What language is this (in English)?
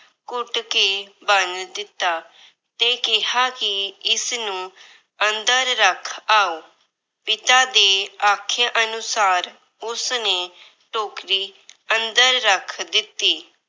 Punjabi